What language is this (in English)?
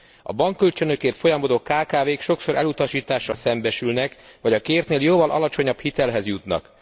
Hungarian